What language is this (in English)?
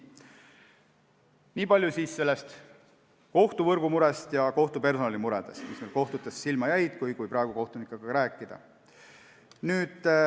Estonian